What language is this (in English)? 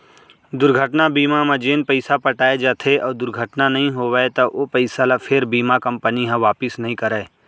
Chhattisgarhi